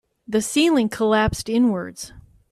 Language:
English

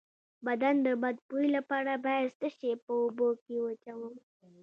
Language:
Pashto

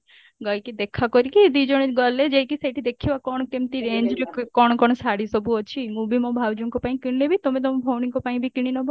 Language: Odia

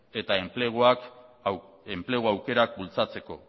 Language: Basque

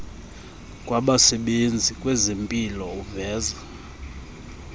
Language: Xhosa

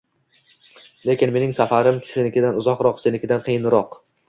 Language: Uzbek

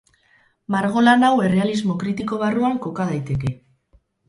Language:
Basque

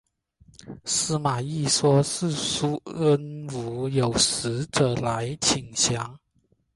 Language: Chinese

